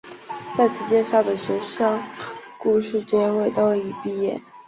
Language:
Chinese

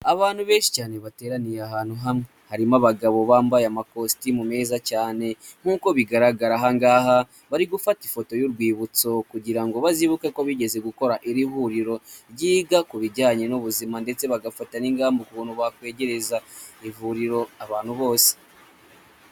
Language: Kinyarwanda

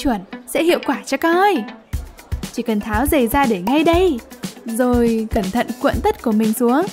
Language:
Vietnamese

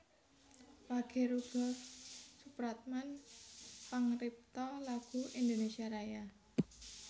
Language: Javanese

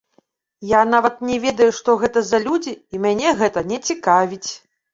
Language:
Belarusian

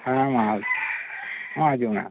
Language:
Santali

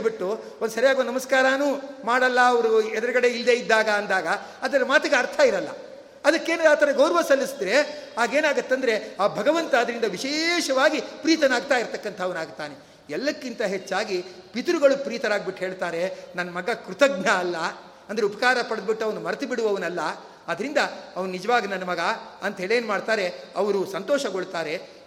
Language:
Kannada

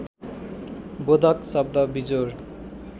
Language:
Nepali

